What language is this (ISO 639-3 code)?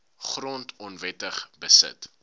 afr